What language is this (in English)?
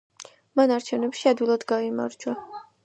Georgian